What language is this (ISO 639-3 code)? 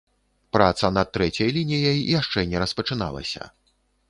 bel